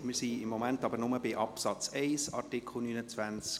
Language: Swiss German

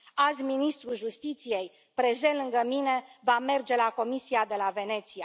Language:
Romanian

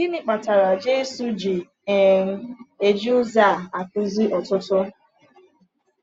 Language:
Igbo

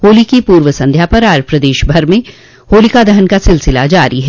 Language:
Hindi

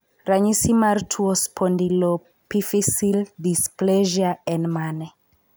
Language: Luo (Kenya and Tanzania)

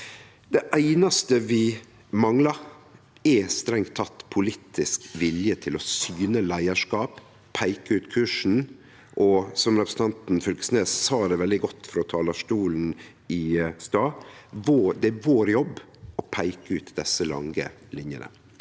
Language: Norwegian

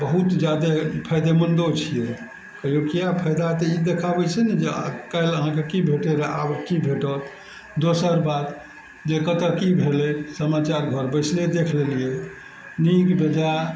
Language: Maithili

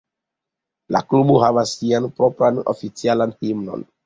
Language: Esperanto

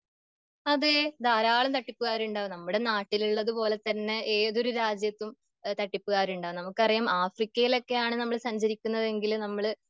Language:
Malayalam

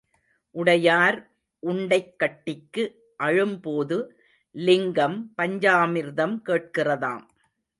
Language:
Tamil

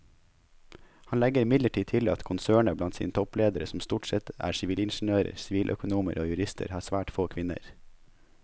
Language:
Norwegian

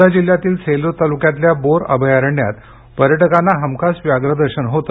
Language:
Marathi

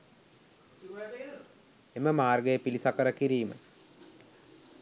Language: Sinhala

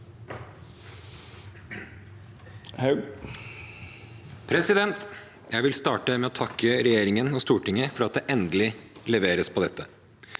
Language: Norwegian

